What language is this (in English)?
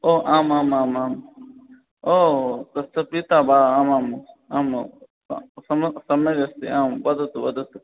Sanskrit